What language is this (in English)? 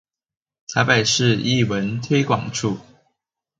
Chinese